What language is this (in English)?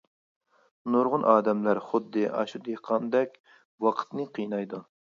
Uyghur